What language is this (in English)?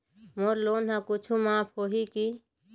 Chhattisgarhi